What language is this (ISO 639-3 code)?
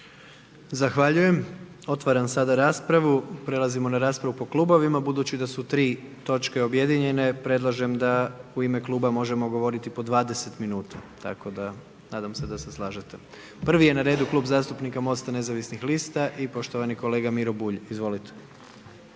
hrv